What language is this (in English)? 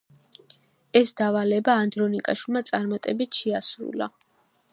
Georgian